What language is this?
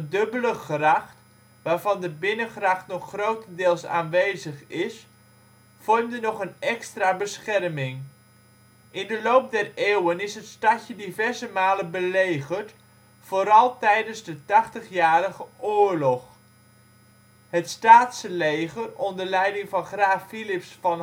Dutch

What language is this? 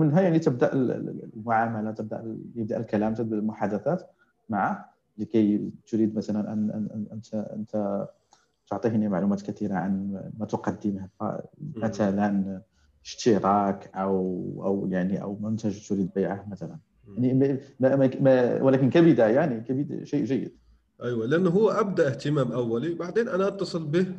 Arabic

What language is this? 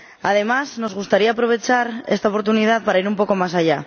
Spanish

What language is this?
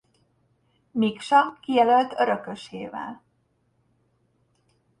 Hungarian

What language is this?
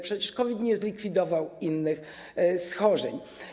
Polish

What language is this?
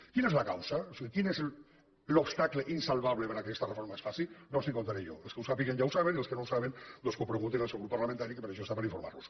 Catalan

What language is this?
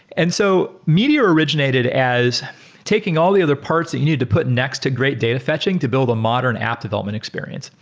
English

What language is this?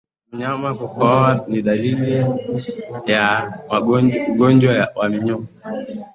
Swahili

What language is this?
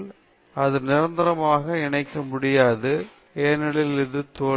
Tamil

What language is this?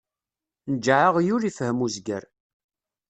Kabyle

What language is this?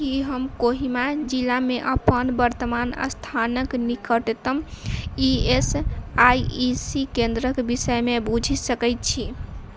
Maithili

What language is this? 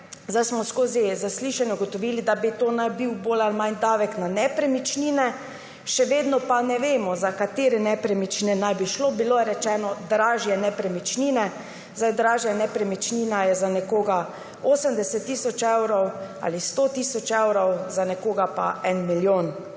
Slovenian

